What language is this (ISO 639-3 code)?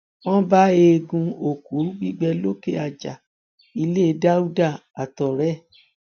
yor